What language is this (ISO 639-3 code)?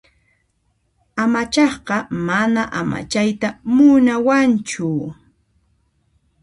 qxp